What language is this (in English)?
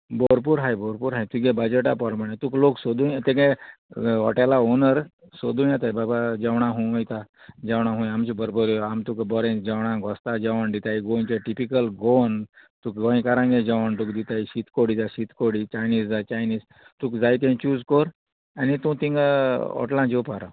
Konkani